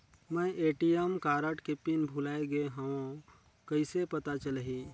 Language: Chhattisgarhi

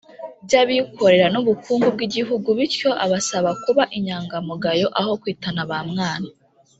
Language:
Kinyarwanda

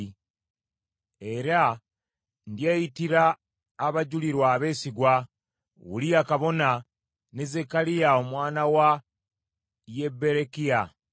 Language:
Ganda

